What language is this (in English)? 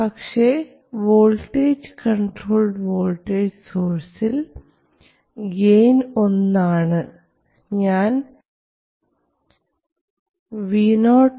Malayalam